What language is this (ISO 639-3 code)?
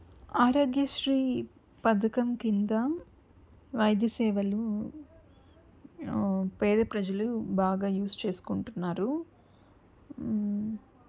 tel